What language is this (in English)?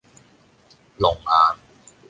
Cantonese